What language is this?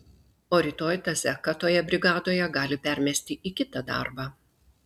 Lithuanian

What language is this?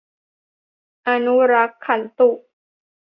Thai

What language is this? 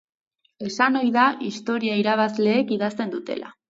Basque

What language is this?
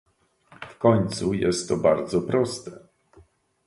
Polish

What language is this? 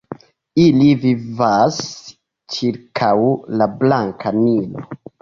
Esperanto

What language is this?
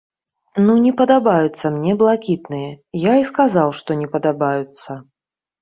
Belarusian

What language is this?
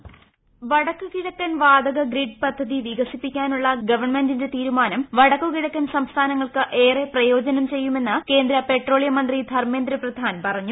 Malayalam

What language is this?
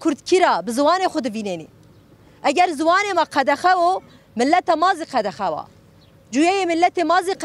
Turkish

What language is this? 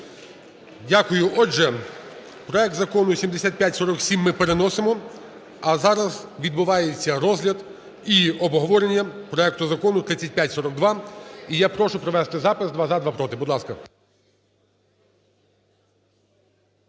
Ukrainian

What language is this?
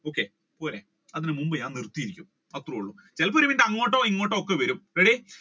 Malayalam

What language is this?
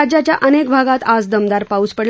Marathi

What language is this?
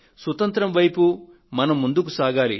Telugu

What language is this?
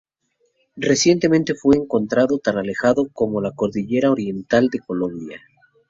Spanish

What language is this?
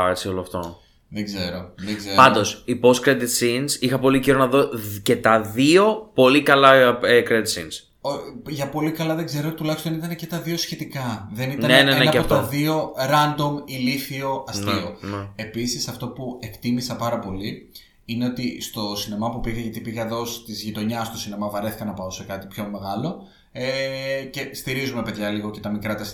Greek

